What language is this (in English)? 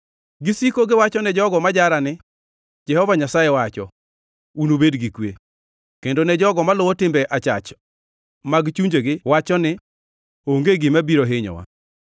Luo (Kenya and Tanzania)